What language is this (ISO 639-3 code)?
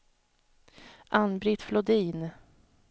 swe